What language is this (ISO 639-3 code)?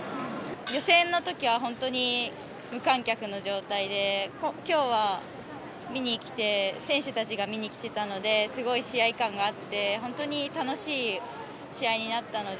jpn